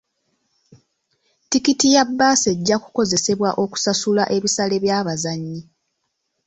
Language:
Ganda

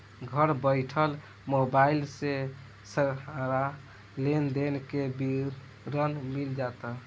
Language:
Bhojpuri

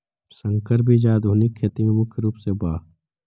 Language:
Magahi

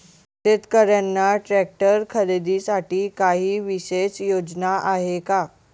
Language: Marathi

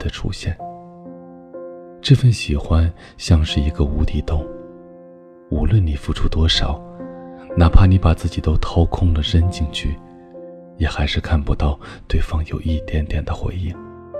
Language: Chinese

